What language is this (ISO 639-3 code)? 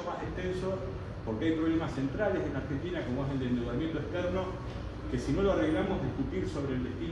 spa